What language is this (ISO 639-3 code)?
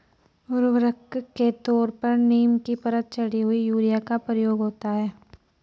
hin